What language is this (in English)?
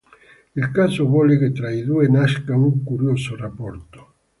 Italian